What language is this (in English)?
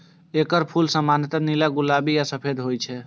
Maithili